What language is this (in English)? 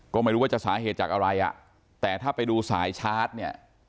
Thai